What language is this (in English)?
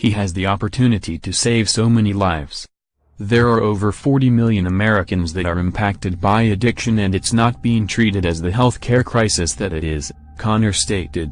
English